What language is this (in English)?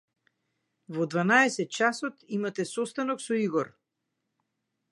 Macedonian